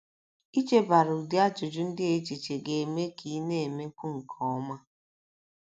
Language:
Igbo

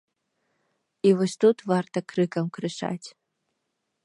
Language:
Belarusian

